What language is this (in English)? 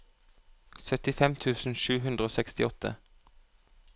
Norwegian